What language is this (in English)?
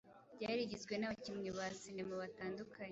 Kinyarwanda